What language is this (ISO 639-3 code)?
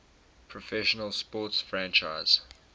eng